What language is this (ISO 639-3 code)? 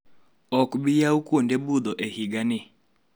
luo